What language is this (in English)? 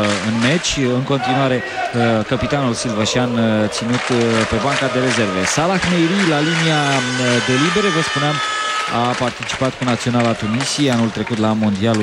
Romanian